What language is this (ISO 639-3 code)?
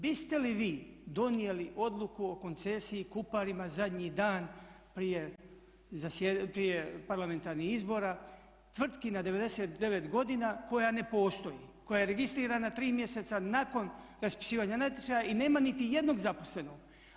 hrv